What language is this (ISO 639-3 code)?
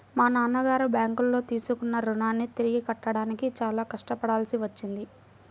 tel